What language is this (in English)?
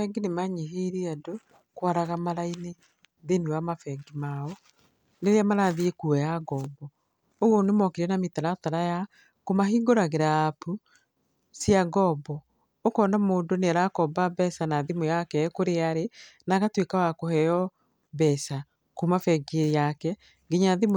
Kikuyu